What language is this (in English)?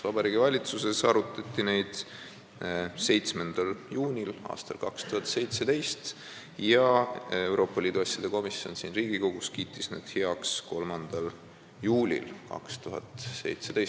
Estonian